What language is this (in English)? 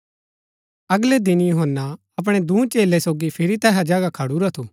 Gaddi